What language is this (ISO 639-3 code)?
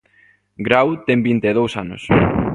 glg